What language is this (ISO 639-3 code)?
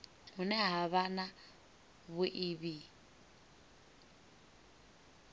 ven